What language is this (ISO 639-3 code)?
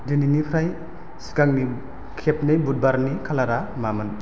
brx